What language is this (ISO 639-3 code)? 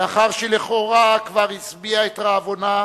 heb